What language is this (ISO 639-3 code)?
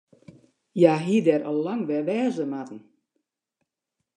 fry